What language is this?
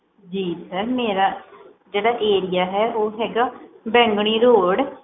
Punjabi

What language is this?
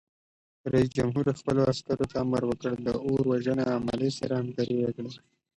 Pashto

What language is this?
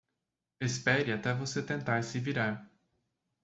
Portuguese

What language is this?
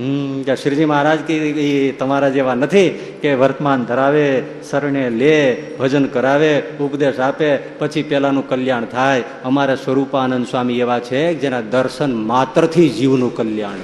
Gujarati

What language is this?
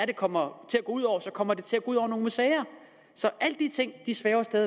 Danish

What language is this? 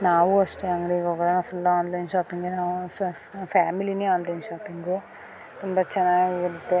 Kannada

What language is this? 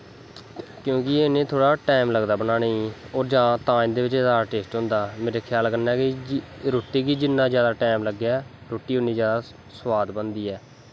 Dogri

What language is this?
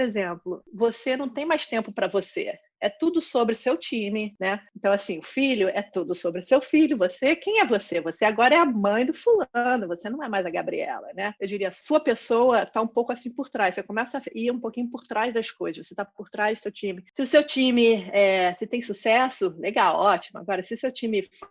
Portuguese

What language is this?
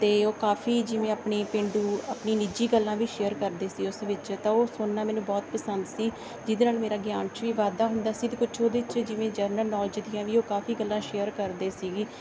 Punjabi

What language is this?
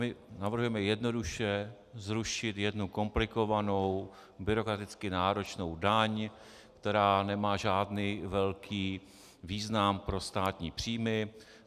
Czech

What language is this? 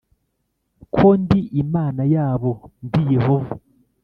Kinyarwanda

